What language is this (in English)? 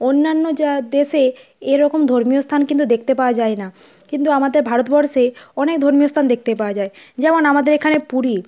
Bangla